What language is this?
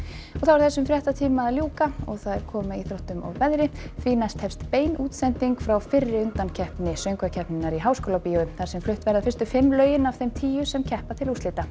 Icelandic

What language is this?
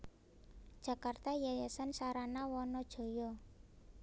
Javanese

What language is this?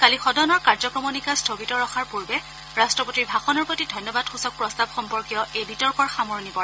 Assamese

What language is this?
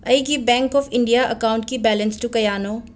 Manipuri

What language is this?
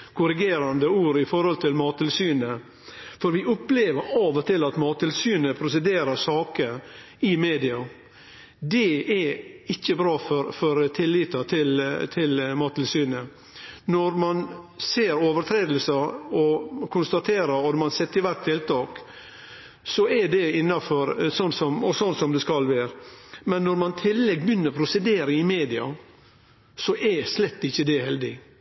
Norwegian Nynorsk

